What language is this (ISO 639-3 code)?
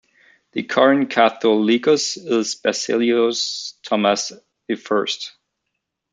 eng